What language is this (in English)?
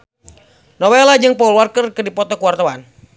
Sundanese